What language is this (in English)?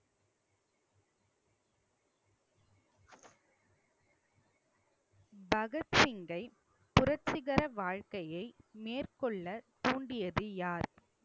Tamil